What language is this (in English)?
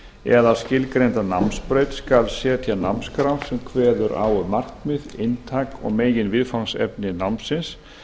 Icelandic